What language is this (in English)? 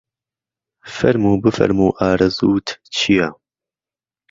Central Kurdish